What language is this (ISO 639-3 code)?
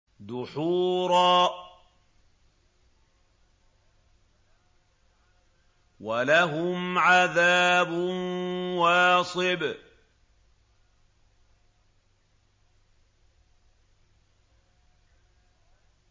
ara